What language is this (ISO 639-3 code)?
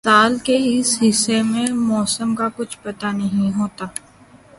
urd